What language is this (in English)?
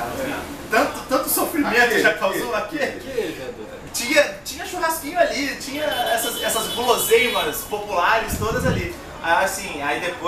Portuguese